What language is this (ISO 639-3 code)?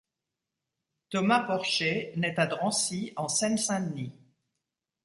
fra